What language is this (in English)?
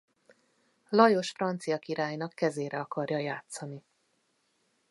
Hungarian